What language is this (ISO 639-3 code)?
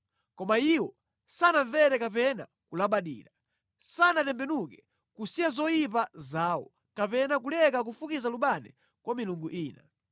nya